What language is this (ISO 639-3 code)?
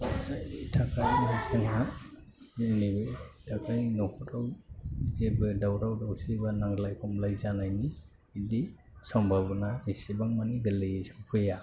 brx